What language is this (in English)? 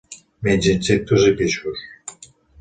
Catalan